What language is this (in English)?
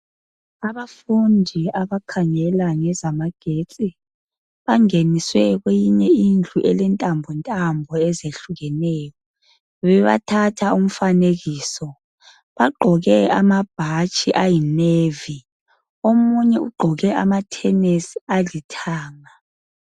North Ndebele